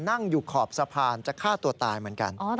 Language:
Thai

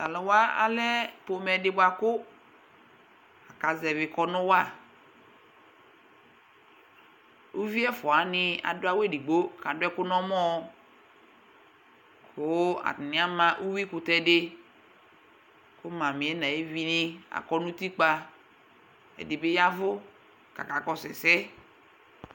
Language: Ikposo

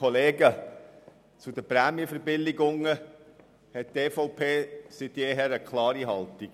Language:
Swiss German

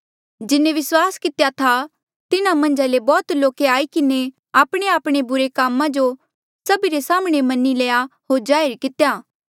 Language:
Mandeali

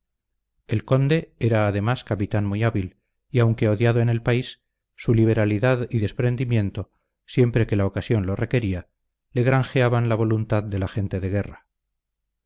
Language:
Spanish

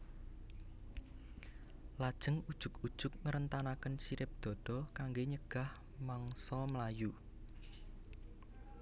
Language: Javanese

